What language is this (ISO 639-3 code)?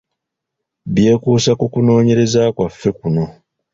lug